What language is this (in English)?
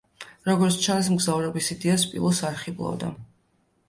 Georgian